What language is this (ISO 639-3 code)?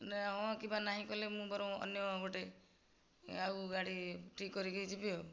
ori